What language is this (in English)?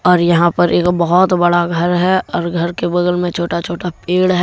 Hindi